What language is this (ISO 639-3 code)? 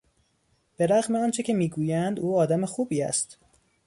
fas